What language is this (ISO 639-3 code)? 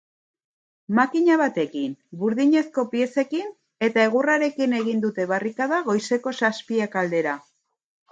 eus